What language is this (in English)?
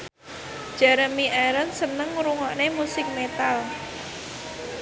Javanese